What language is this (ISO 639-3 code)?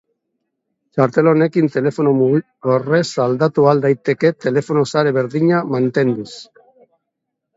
eus